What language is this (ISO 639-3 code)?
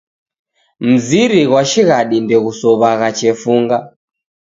dav